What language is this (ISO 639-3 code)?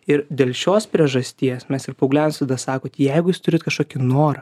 lit